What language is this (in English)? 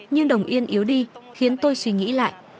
Vietnamese